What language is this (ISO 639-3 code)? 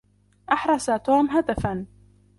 ara